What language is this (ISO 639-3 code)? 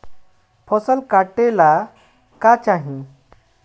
bho